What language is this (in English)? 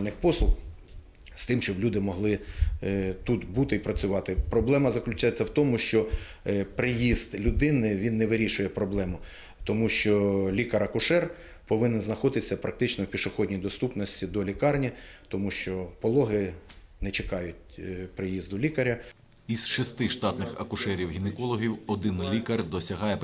Ukrainian